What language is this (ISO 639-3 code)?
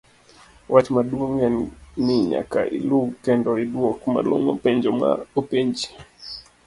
luo